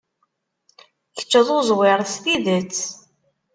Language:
Kabyle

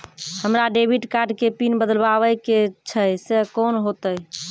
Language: Maithili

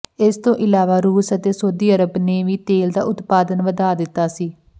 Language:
Punjabi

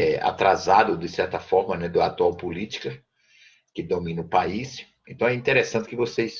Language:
Portuguese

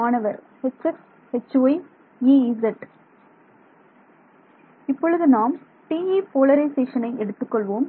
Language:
Tamil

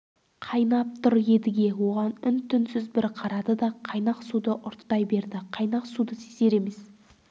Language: Kazakh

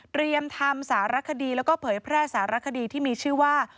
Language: Thai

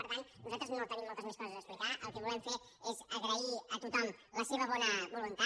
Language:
Catalan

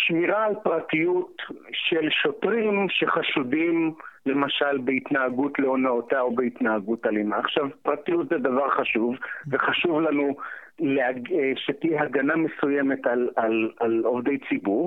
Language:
Hebrew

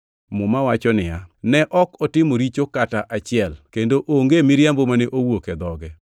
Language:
Luo (Kenya and Tanzania)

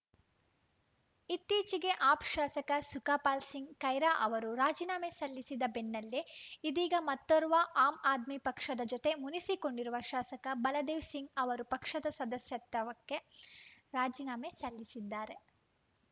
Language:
Kannada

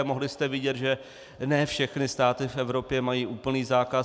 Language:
Czech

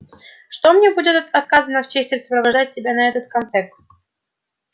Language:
Russian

